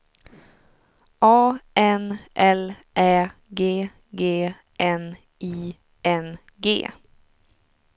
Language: Swedish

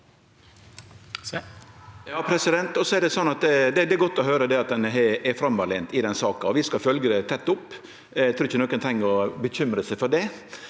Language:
Norwegian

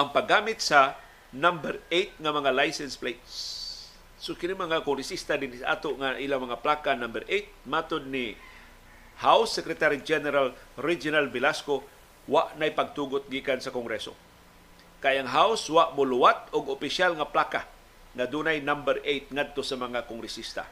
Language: Filipino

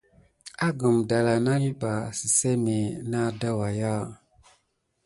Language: Gidar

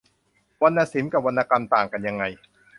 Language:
Thai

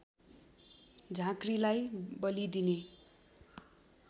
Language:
Nepali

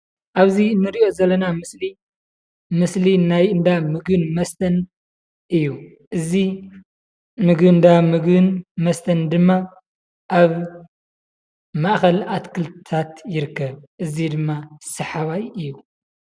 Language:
Tigrinya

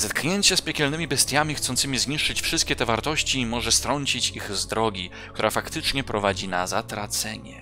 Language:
Polish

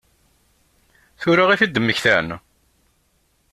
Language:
Kabyle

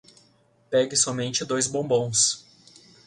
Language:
Portuguese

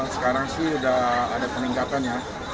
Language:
Indonesian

